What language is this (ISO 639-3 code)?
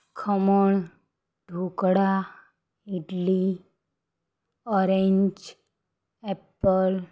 guj